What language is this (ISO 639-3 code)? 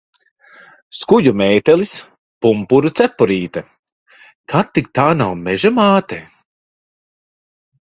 lav